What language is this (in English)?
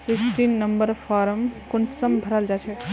Magahi